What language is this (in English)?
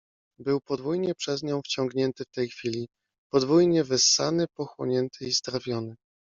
Polish